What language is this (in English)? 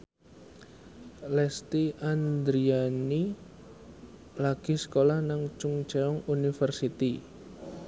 Javanese